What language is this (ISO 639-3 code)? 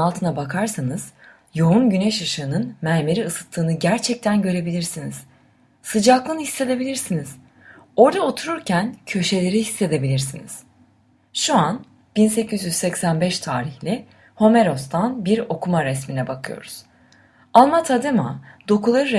tur